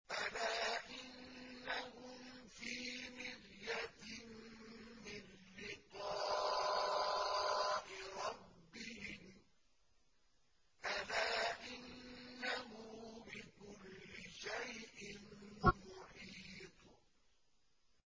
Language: Arabic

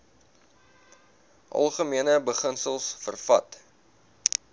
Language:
Afrikaans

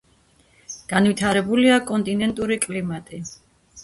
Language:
Georgian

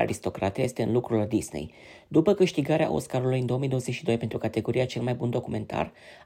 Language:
Romanian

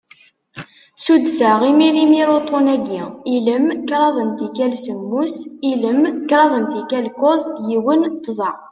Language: Kabyle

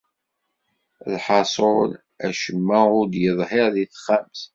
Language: Kabyle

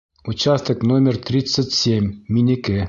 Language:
Bashkir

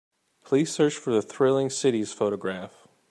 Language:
English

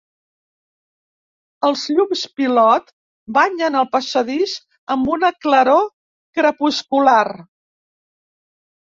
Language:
Catalan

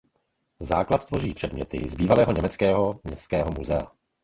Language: Czech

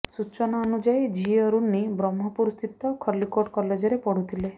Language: Odia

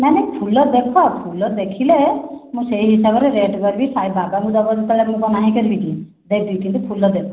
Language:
Odia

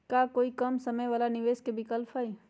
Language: Magahi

